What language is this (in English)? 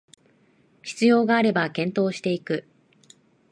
Japanese